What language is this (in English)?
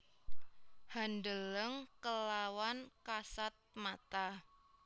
Javanese